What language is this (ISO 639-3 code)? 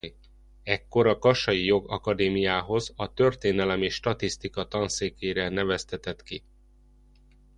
hun